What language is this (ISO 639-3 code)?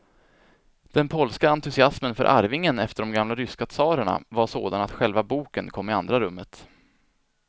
swe